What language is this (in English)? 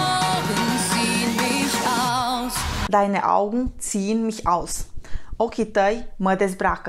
Romanian